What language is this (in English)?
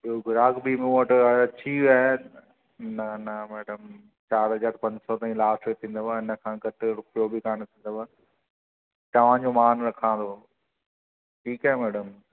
Sindhi